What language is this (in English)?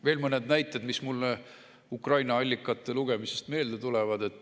Estonian